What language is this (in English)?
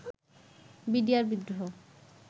Bangla